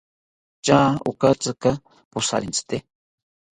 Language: South Ucayali Ashéninka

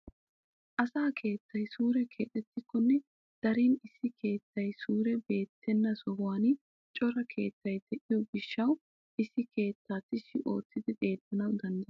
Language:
Wolaytta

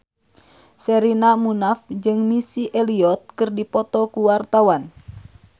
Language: Sundanese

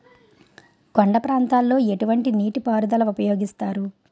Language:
Telugu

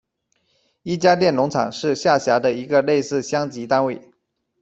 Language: Chinese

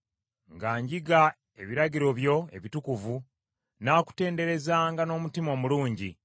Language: Ganda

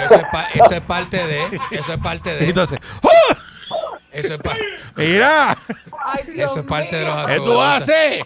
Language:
Spanish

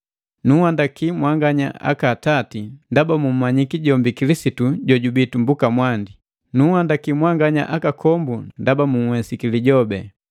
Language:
Matengo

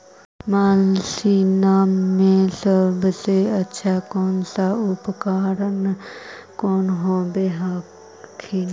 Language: Magahi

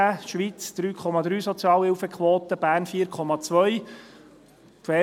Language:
Swiss German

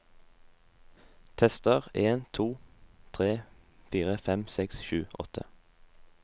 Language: Norwegian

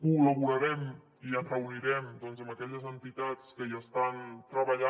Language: Catalan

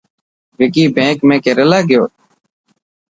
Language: Dhatki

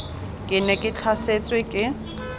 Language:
Tswana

